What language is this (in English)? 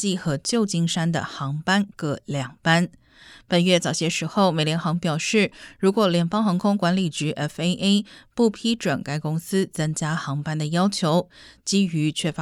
Chinese